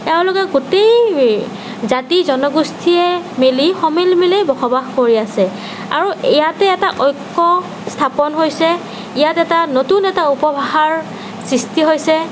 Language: Assamese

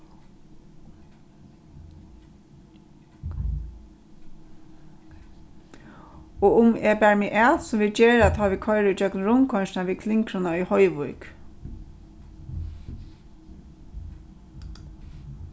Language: Faroese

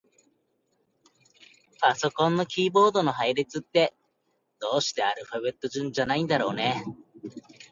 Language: Japanese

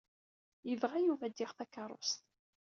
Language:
Kabyle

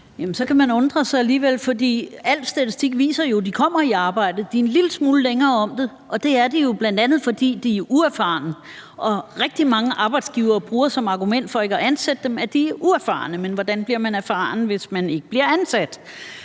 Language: Danish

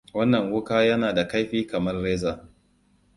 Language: Hausa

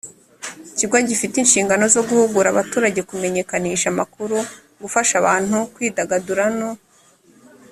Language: Kinyarwanda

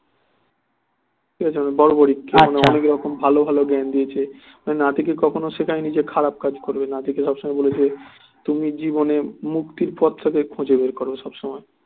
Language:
Bangla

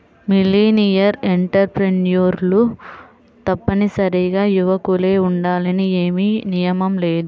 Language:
Telugu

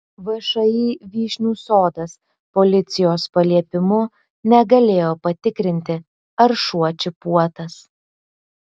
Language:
Lithuanian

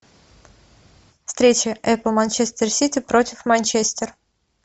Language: Russian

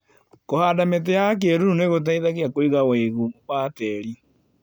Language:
Kikuyu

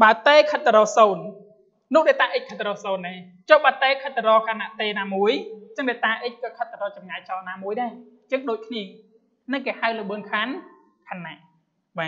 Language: Thai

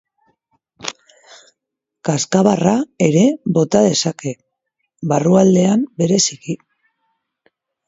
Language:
Basque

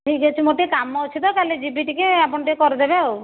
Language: Odia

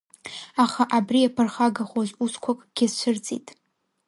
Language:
Abkhazian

